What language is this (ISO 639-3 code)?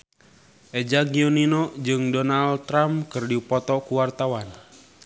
sun